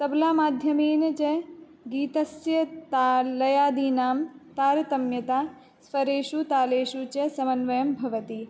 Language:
Sanskrit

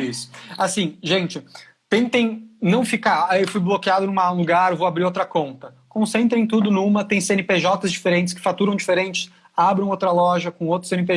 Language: Portuguese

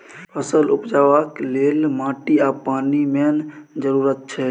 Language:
Maithili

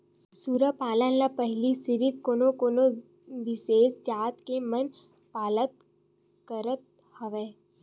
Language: Chhattisgarhi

